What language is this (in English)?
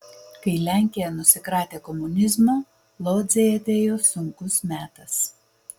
Lithuanian